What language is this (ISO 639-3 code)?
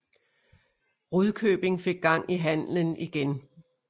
dan